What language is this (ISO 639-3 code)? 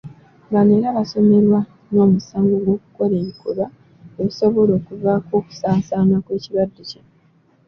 lug